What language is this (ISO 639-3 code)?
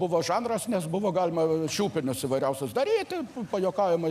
lit